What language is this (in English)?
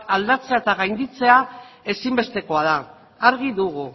Basque